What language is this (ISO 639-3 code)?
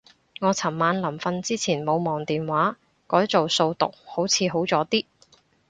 yue